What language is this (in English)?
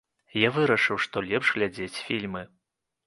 Belarusian